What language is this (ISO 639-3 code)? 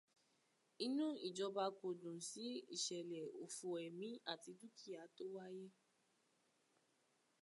yor